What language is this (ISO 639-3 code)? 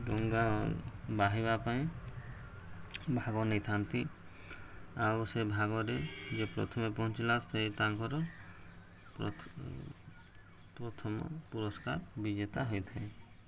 ori